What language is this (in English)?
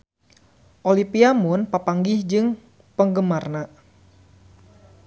Sundanese